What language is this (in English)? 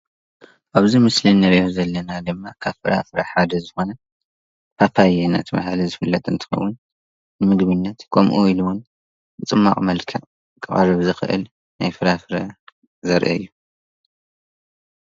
Tigrinya